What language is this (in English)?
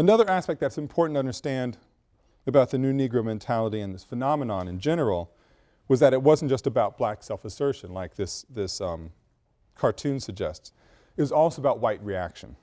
English